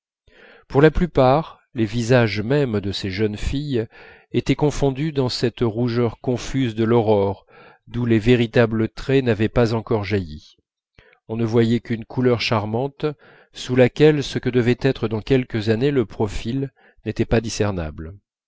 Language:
French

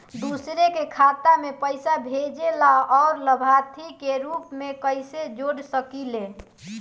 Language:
Bhojpuri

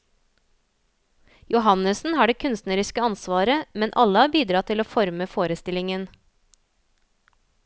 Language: Norwegian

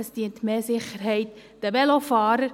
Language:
Swiss German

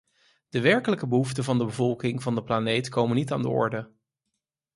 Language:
Dutch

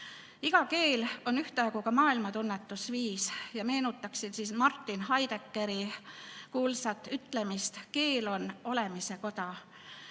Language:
Estonian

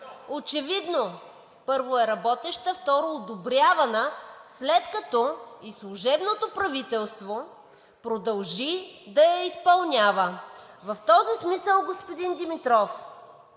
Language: Bulgarian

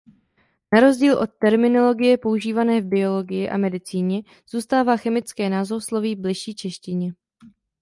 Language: Czech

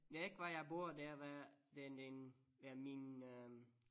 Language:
Danish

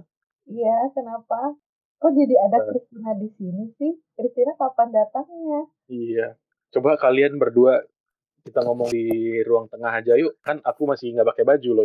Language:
Indonesian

